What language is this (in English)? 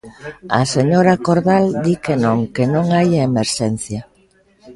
Galician